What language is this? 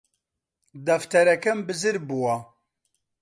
Central Kurdish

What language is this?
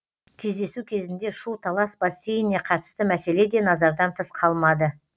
Kazakh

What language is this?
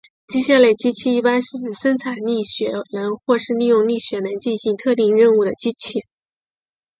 Chinese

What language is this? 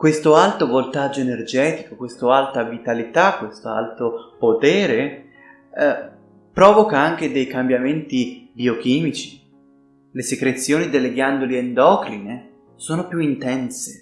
Italian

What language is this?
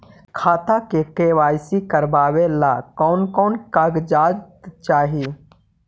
Magahi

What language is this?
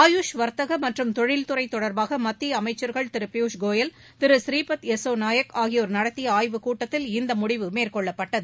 Tamil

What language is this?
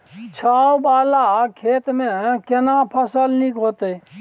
Maithili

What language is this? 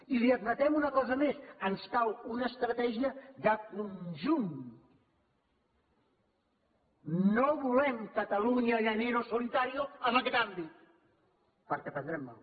Catalan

